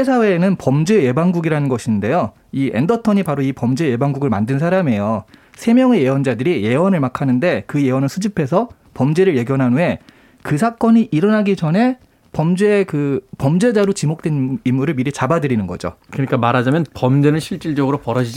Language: Korean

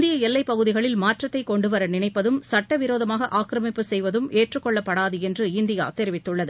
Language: Tamil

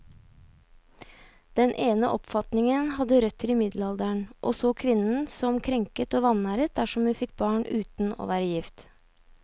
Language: Norwegian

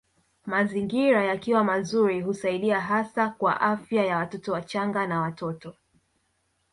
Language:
Swahili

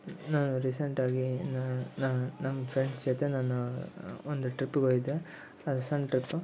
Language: Kannada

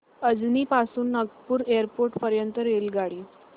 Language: Marathi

